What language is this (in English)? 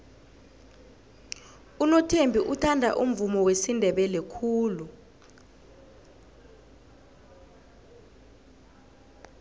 South Ndebele